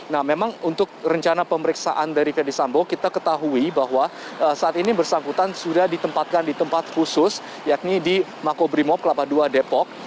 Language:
Indonesian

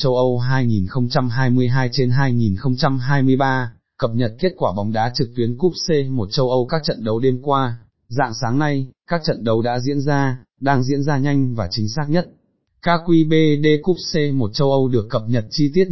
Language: Vietnamese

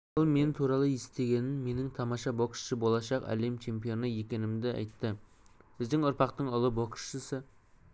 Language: Kazakh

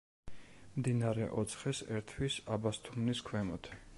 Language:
Georgian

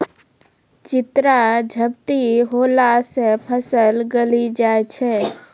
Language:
Maithili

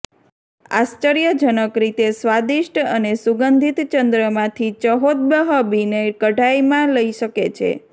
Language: Gujarati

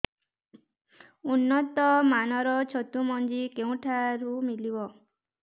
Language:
Odia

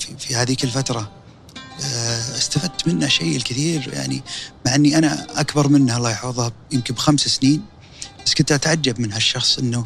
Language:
Arabic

